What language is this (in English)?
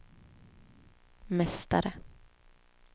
Swedish